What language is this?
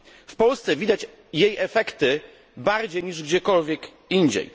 Polish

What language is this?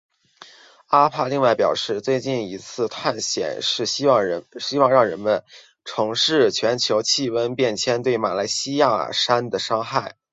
Chinese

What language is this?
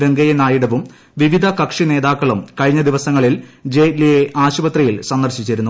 Malayalam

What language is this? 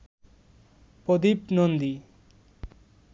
Bangla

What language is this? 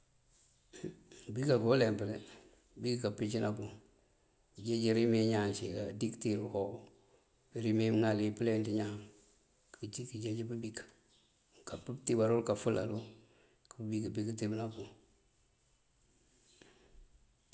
Mandjak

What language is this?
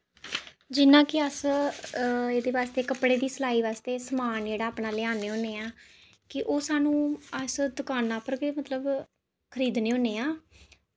Dogri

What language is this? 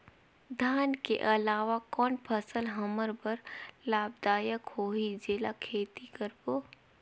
Chhattisgarhi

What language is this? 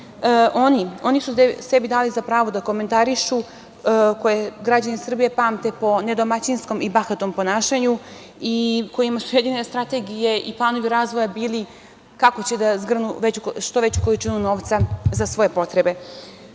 Serbian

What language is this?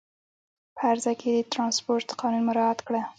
Pashto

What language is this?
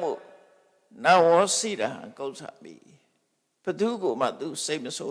Vietnamese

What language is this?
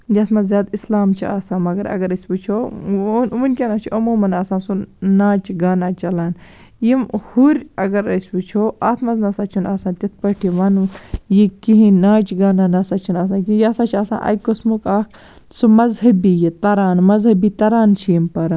Kashmiri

